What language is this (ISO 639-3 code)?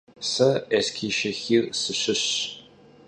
kbd